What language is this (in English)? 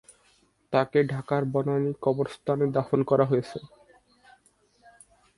Bangla